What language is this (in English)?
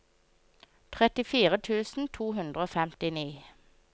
Norwegian